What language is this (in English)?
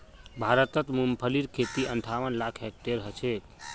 Magahi